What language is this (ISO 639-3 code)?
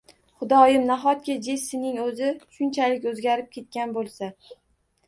uzb